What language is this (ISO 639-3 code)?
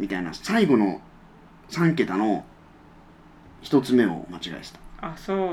jpn